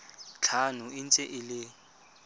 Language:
Tswana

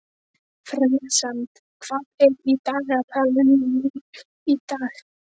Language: Icelandic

